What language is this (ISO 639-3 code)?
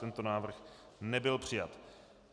ces